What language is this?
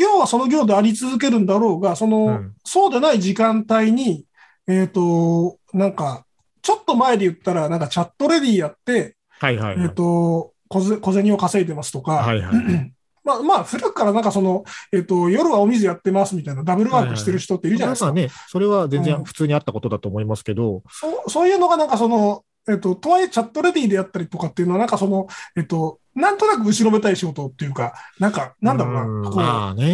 Japanese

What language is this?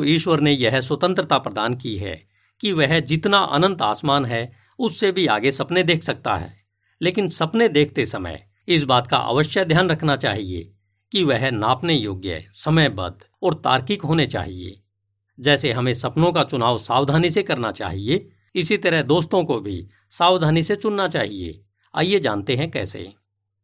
Hindi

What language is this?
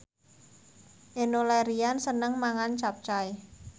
Javanese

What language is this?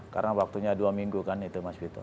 Indonesian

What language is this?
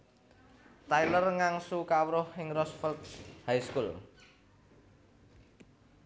Javanese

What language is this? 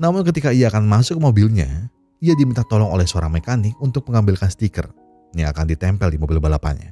Indonesian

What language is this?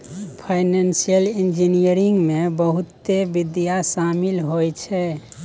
Maithili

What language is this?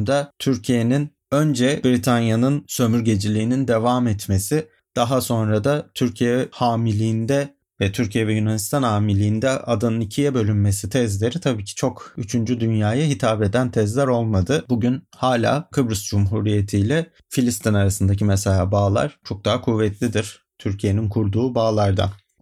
Turkish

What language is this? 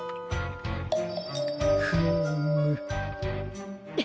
Japanese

